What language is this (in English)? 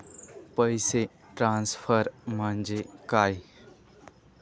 Marathi